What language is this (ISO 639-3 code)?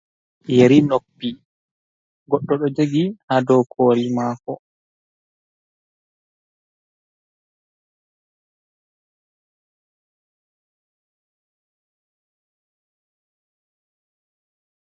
ful